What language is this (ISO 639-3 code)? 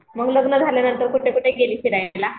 mar